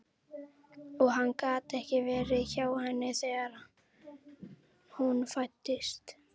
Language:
Icelandic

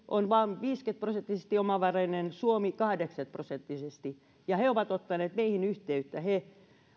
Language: Finnish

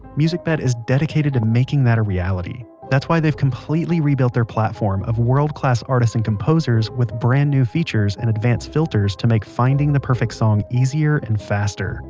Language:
English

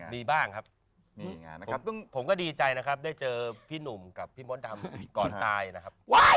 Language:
Thai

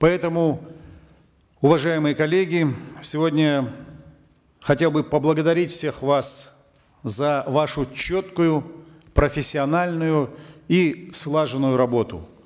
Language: Kazakh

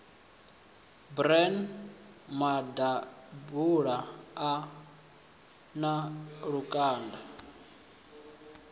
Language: Venda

